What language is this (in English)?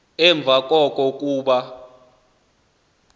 Xhosa